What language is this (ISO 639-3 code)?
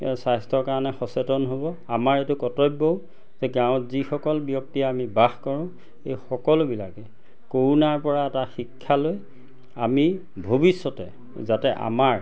asm